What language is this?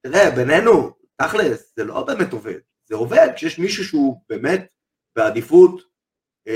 Hebrew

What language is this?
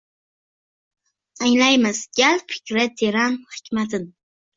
Uzbek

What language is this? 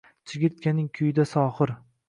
Uzbek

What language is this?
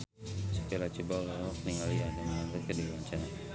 Sundanese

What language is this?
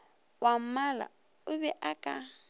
Northern Sotho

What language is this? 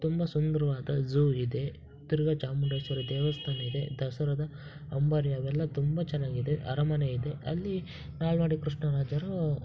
Kannada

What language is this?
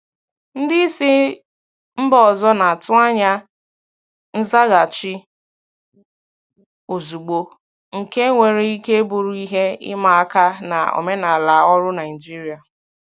Igbo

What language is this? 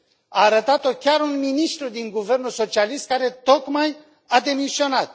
Romanian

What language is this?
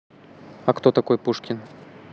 Russian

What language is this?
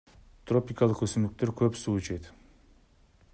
Kyrgyz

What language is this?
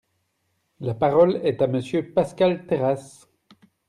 French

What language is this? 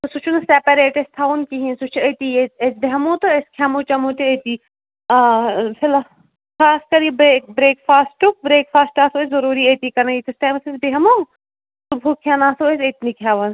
Kashmiri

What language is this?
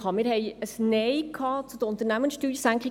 Swiss German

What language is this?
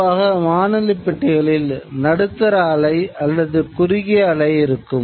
Tamil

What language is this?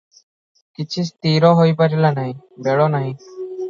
Odia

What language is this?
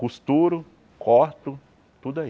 Portuguese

